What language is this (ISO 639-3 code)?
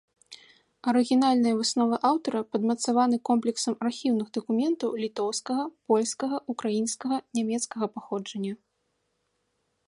bel